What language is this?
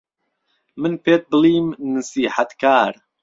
Central Kurdish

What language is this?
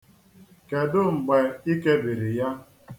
Igbo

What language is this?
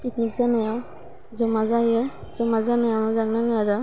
Bodo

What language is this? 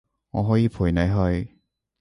Cantonese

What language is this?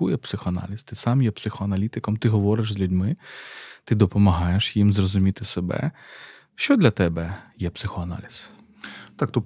Ukrainian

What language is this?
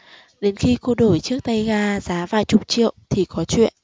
Vietnamese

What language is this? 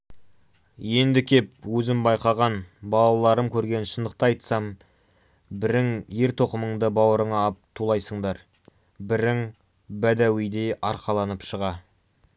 Kazakh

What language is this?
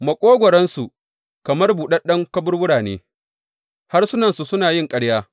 Hausa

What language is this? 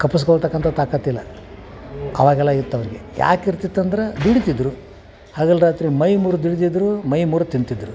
Kannada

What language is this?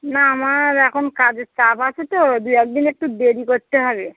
Bangla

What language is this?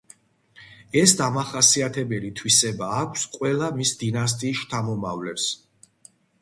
Georgian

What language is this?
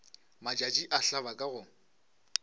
Northern Sotho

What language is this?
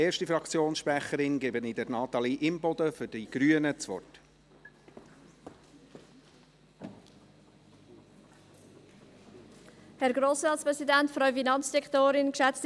Swiss German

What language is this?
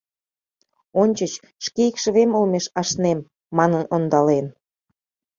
Mari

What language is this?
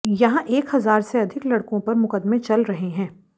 Hindi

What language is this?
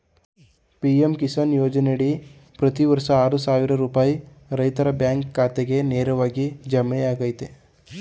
Kannada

